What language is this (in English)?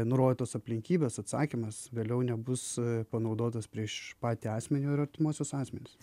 Lithuanian